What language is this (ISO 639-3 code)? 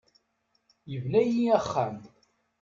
kab